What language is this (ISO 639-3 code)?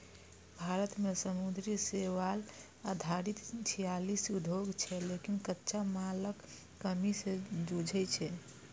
mai